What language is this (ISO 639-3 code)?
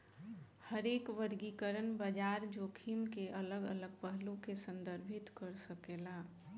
bho